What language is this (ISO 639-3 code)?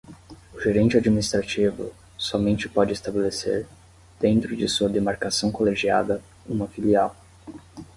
por